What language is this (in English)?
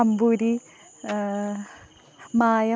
Malayalam